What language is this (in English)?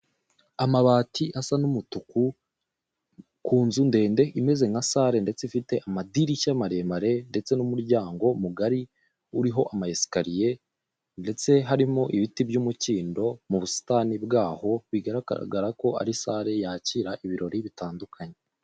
Kinyarwanda